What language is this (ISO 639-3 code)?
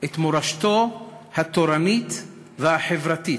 heb